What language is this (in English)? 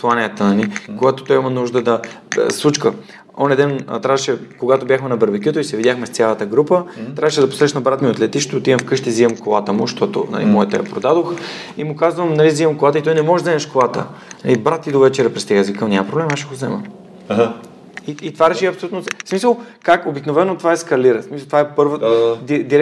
Bulgarian